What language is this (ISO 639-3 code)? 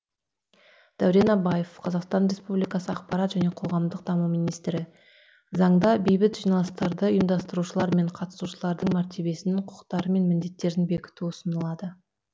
kaz